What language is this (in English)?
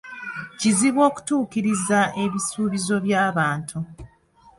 Ganda